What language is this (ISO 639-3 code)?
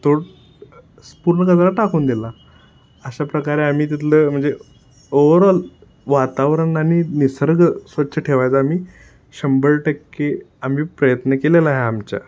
mar